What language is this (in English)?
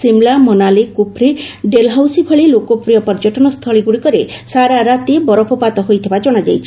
Odia